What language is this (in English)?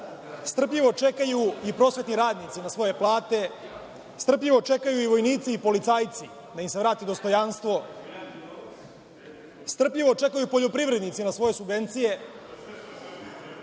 Serbian